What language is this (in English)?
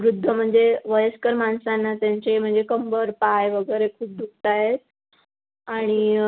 Marathi